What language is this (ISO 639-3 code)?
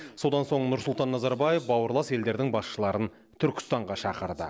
kaz